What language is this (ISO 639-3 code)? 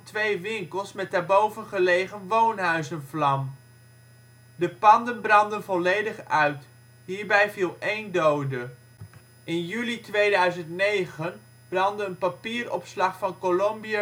nld